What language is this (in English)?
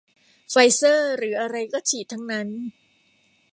Thai